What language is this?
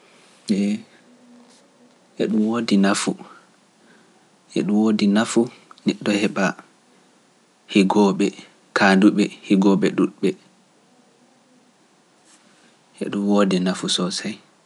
Pular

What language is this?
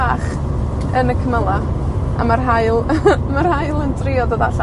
Welsh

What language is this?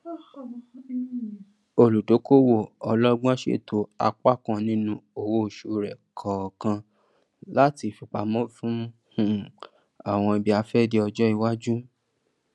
Yoruba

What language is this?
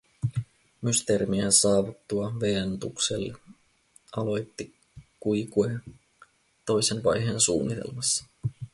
Finnish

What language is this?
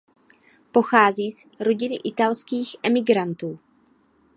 Czech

